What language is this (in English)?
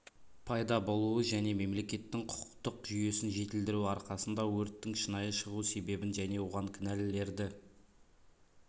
Kazakh